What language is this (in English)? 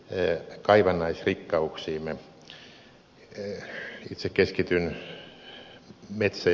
Finnish